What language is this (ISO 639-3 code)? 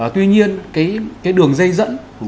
vie